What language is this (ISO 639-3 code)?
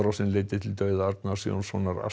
isl